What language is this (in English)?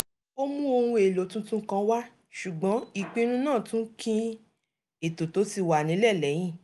Yoruba